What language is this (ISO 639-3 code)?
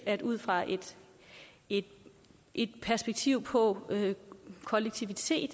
dan